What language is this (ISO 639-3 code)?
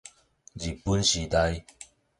nan